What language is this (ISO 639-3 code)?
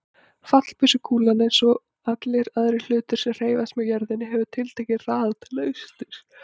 isl